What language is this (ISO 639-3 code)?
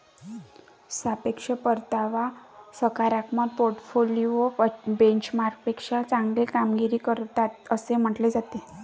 mar